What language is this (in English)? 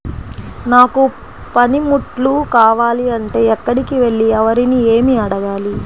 Telugu